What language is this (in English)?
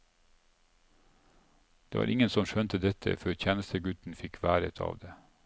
Norwegian